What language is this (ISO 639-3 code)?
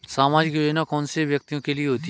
hin